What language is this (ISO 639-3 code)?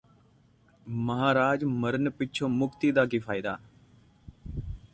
pan